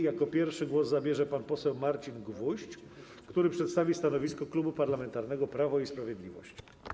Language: Polish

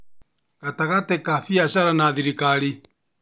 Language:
Kikuyu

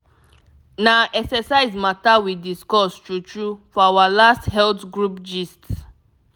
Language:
Nigerian Pidgin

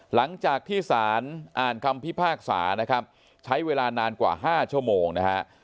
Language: Thai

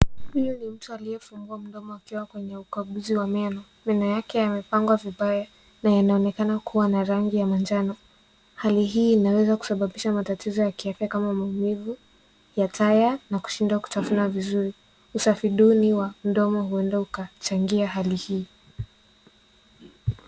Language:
Swahili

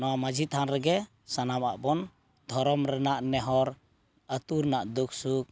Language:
Santali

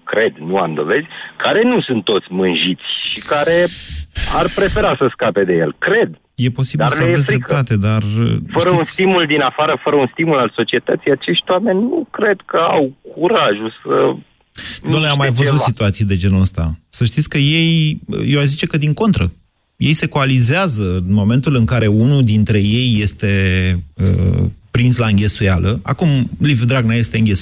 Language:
Romanian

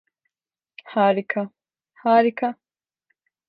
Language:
Turkish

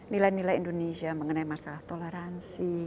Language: Indonesian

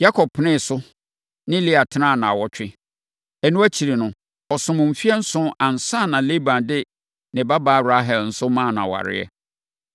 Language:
Akan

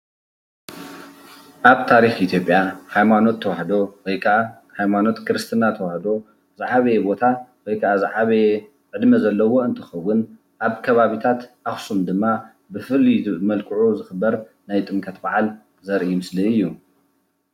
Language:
Tigrinya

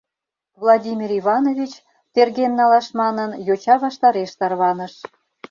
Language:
Mari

